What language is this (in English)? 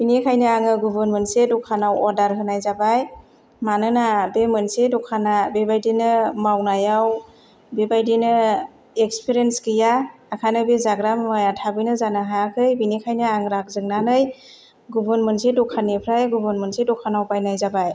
Bodo